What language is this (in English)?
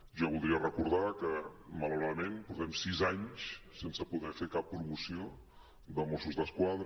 Catalan